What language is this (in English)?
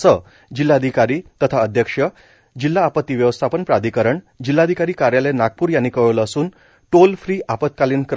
Marathi